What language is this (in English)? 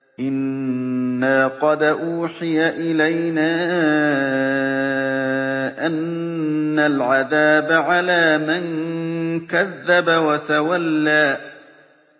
Arabic